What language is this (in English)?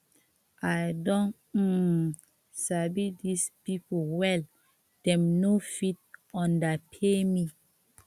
Nigerian Pidgin